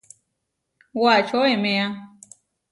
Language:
Huarijio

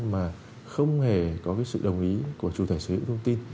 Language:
Vietnamese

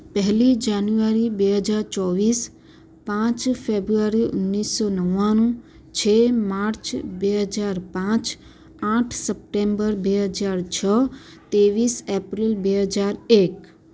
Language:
Gujarati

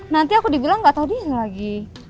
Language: Indonesian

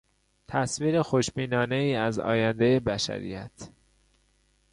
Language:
Persian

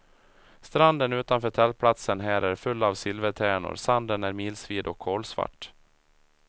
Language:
Swedish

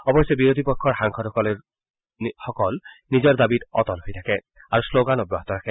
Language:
Assamese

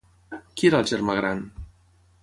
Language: Catalan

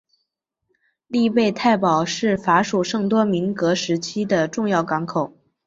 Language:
Chinese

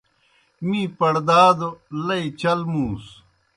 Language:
Kohistani Shina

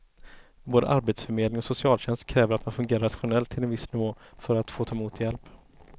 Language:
Swedish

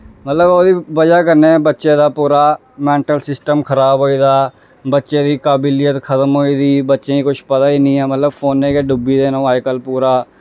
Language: Dogri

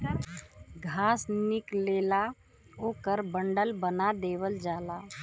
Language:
Bhojpuri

